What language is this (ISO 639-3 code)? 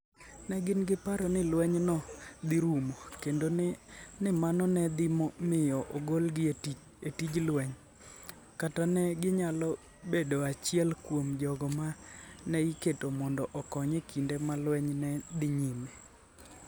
luo